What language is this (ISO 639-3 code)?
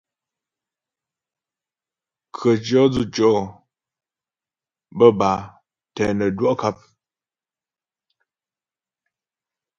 bbj